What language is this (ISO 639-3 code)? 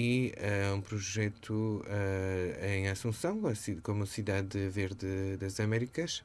por